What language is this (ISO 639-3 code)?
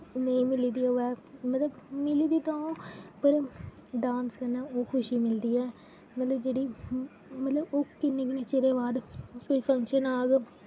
doi